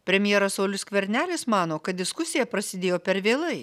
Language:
Lithuanian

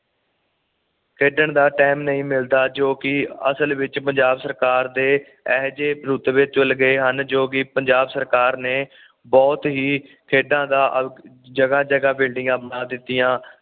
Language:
Punjabi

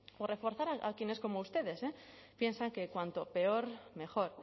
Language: Spanish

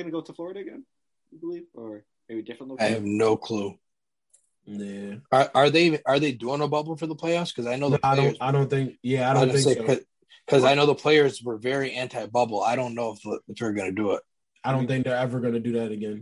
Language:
English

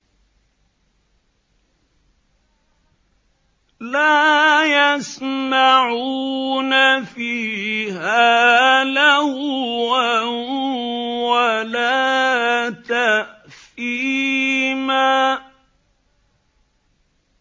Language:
Arabic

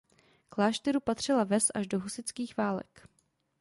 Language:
Czech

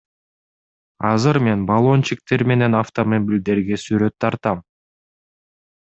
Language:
Kyrgyz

